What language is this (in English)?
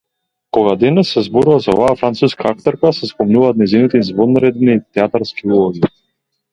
Macedonian